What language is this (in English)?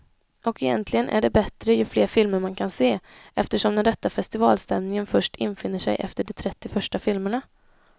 Swedish